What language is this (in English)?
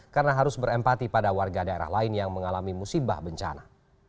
Indonesian